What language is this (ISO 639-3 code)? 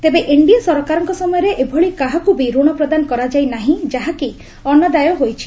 ori